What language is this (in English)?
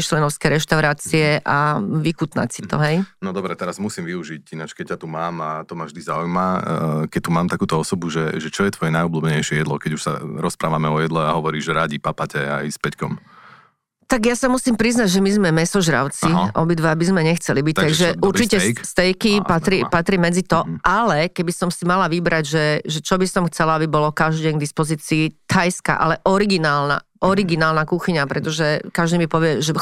Slovak